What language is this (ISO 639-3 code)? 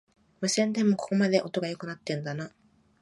jpn